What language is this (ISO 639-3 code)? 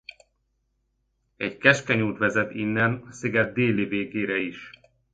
hun